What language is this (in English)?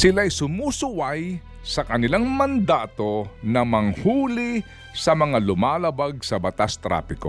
Filipino